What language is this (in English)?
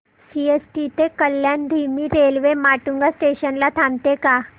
Marathi